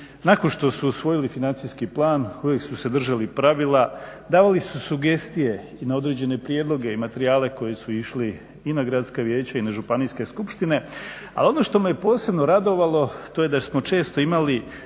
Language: Croatian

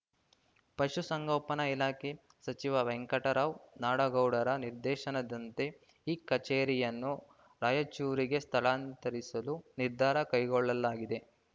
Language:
Kannada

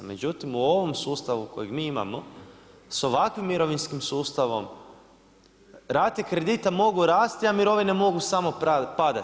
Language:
Croatian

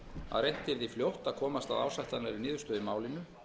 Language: Icelandic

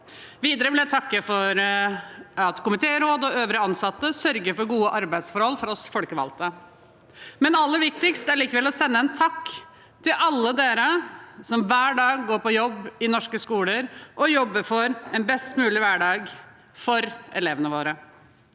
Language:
Norwegian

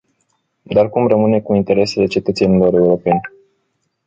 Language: Romanian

